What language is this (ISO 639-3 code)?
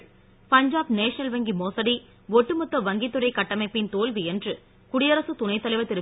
tam